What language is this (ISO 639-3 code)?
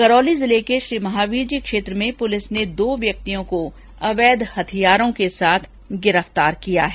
hin